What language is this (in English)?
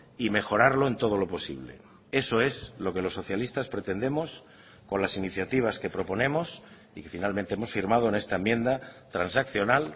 Spanish